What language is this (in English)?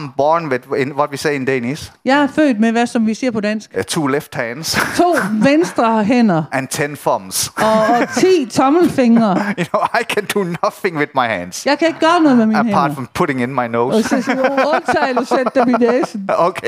Danish